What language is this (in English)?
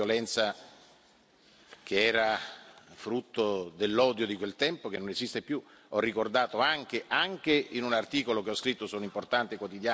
Italian